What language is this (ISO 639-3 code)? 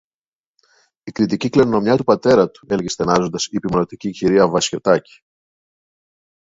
ell